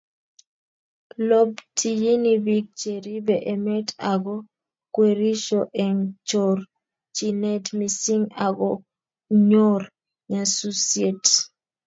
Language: Kalenjin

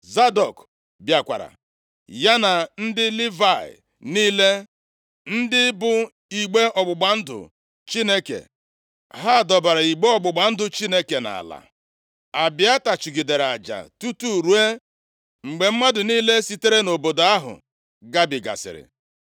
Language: Igbo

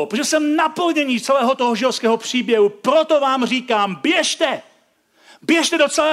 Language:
Czech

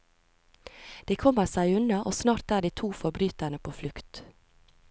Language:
Norwegian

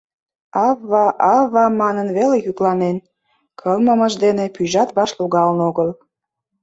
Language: Mari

